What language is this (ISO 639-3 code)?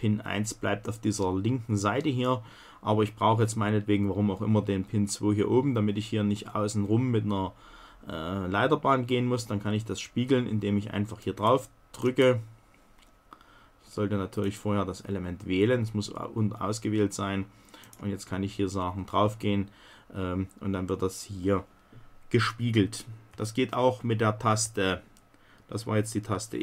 deu